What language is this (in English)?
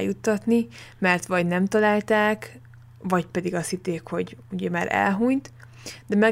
Hungarian